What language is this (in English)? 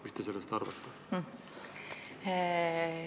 Estonian